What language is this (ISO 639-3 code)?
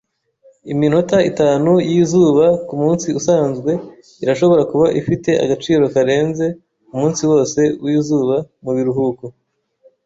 kin